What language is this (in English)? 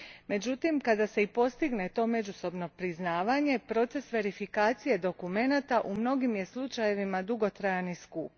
Croatian